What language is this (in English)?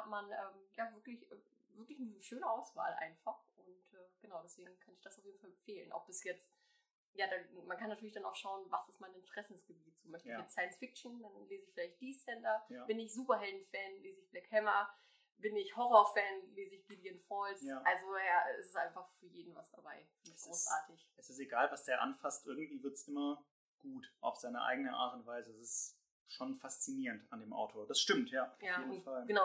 German